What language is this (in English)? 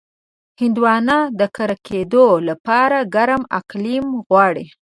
Pashto